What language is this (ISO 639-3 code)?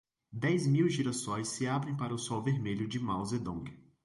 por